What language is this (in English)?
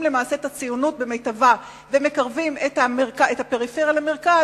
Hebrew